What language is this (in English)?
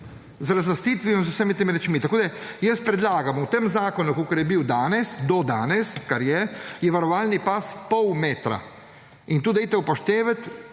Slovenian